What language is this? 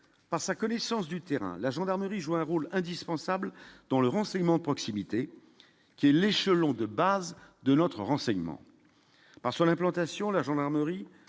French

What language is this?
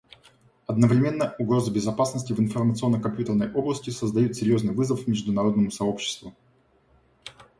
Russian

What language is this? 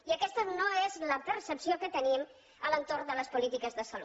Catalan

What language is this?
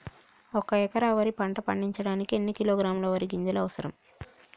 Telugu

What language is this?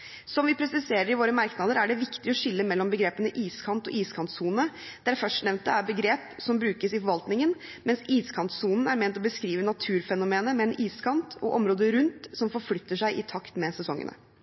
Norwegian Bokmål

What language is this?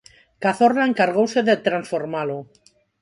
Galician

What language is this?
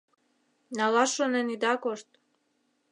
Mari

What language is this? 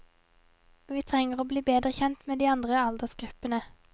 Norwegian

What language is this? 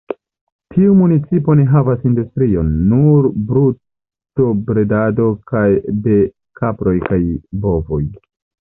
Esperanto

